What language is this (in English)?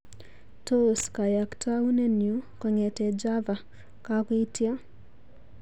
Kalenjin